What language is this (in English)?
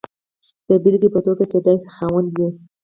Pashto